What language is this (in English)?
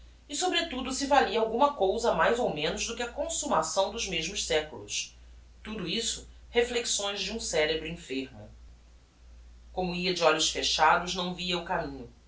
Portuguese